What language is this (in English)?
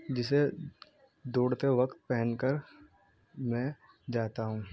Urdu